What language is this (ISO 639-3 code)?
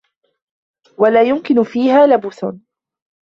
ara